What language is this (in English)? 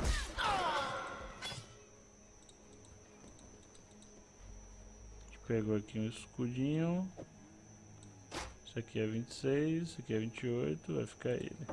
Portuguese